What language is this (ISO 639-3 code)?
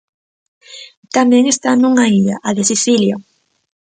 glg